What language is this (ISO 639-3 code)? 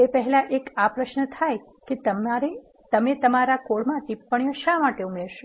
guj